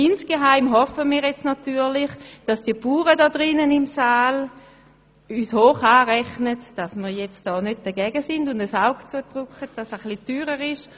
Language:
Swiss German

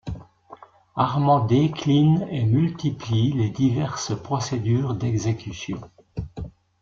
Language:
French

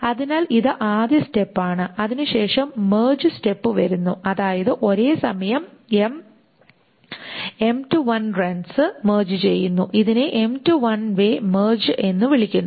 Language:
Malayalam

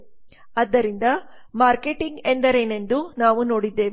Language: Kannada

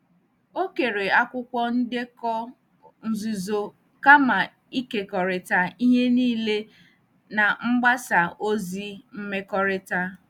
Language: Igbo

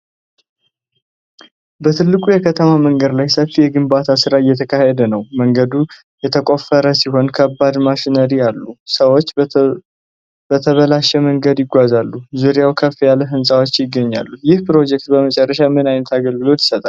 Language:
Amharic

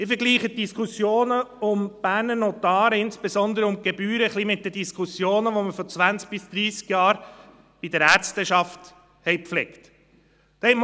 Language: Swiss German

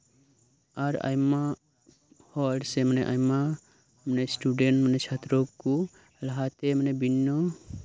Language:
Santali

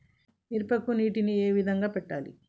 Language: Telugu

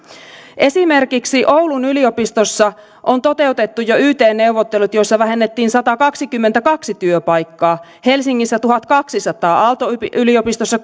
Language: Finnish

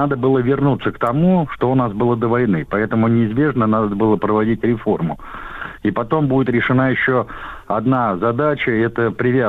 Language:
Russian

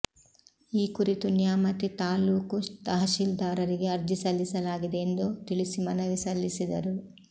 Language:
Kannada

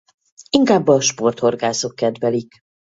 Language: Hungarian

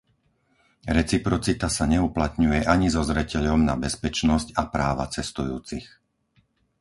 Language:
Slovak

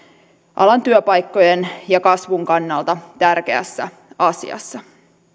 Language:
Finnish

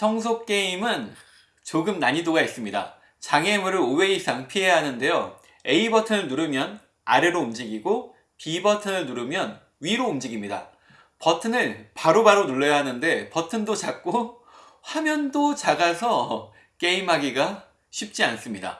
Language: Korean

